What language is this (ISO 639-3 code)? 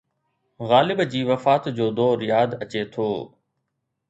snd